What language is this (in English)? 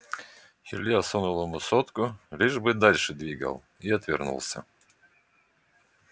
Russian